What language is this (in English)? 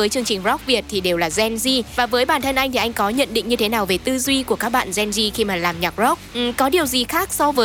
Vietnamese